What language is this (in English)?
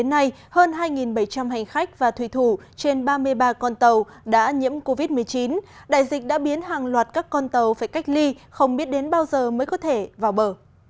Vietnamese